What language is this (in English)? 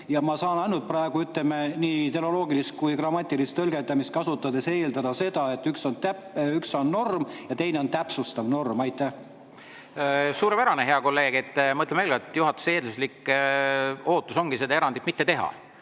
Estonian